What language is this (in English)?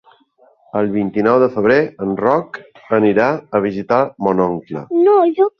Catalan